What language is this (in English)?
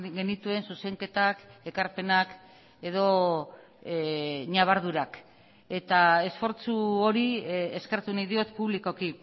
Basque